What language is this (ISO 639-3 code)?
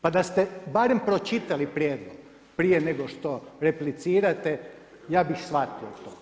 hrv